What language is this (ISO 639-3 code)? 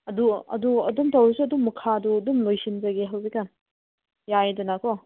mni